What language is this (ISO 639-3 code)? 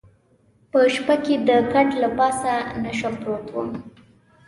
pus